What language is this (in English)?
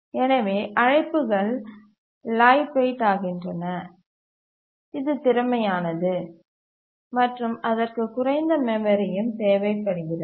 Tamil